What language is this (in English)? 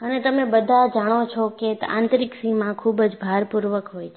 Gujarati